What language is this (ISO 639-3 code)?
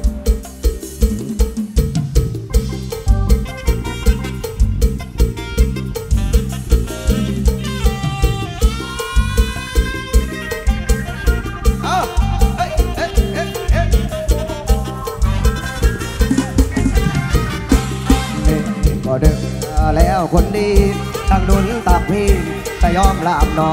tha